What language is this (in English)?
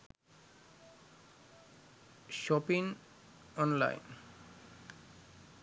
Sinhala